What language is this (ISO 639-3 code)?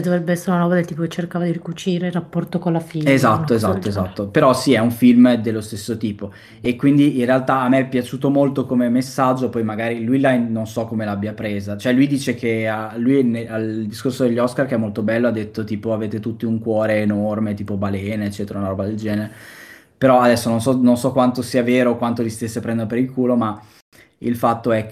ita